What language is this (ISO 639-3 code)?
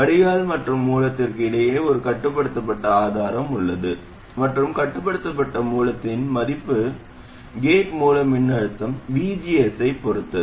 tam